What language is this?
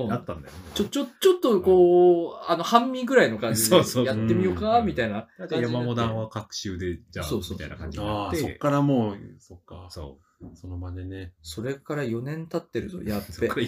Japanese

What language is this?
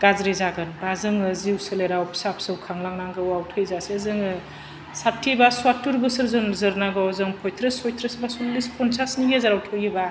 Bodo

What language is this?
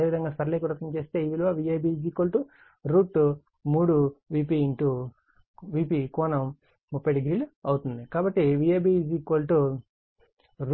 Telugu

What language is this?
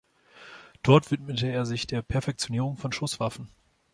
German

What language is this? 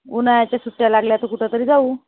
Marathi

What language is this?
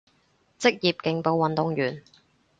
Cantonese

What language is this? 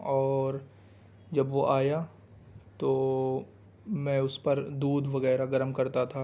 Urdu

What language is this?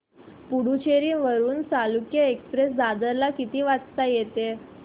Marathi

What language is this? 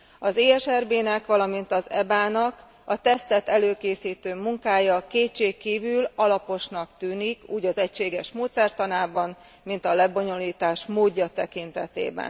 Hungarian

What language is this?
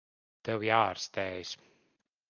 Latvian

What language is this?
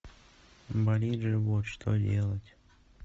Russian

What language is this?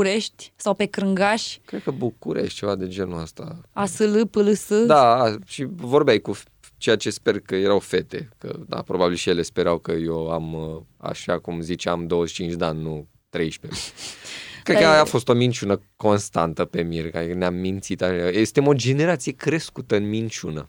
Romanian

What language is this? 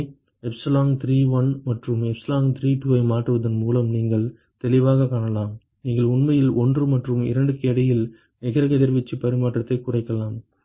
Tamil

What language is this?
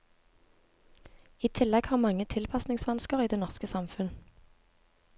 Norwegian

